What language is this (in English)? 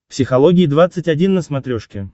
Russian